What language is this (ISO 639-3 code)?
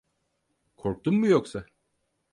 tur